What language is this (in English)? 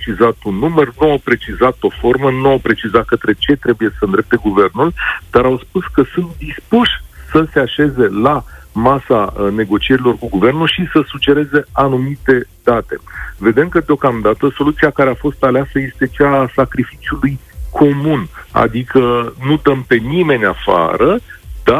Romanian